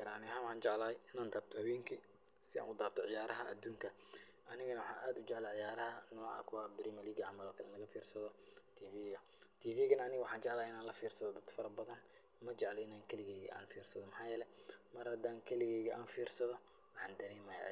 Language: Somali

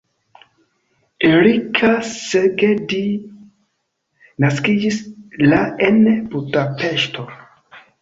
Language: Esperanto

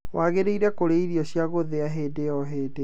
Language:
Kikuyu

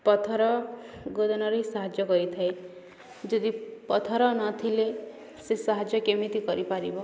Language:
Odia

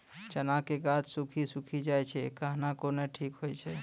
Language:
Maithili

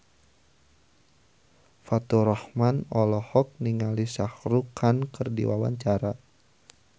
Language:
Sundanese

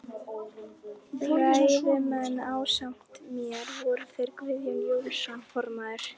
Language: Icelandic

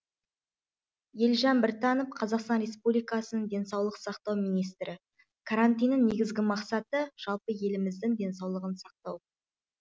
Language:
Kazakh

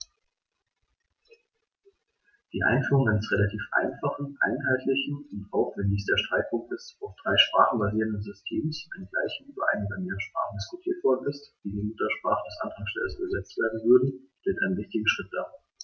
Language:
German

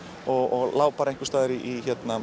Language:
Icelandic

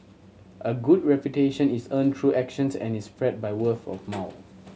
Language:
English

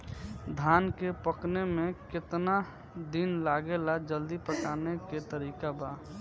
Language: Bhojpuri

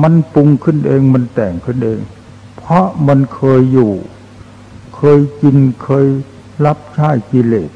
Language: Thai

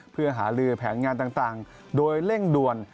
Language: Thai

